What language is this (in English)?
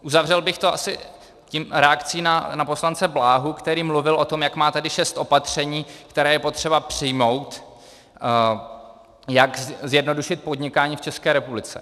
Czech